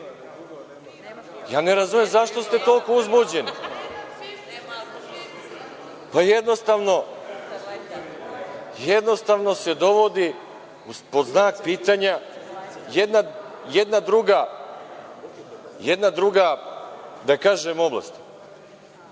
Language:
Serbian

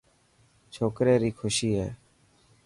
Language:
Dhatki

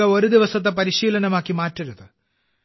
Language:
Malayalam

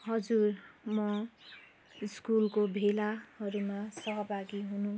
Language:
Nepali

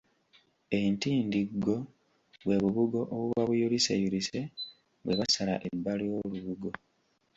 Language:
Ganda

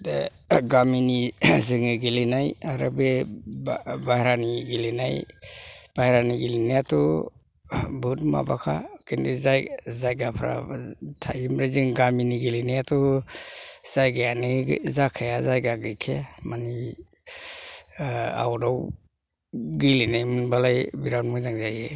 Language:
Bodo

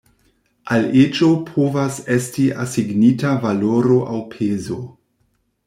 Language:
Esperanto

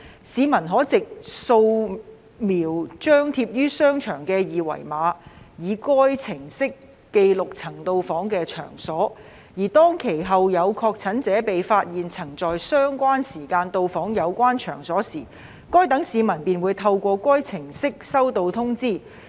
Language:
Cantonese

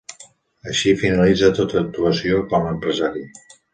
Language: Catalan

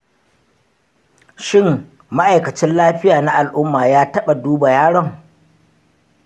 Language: Hausa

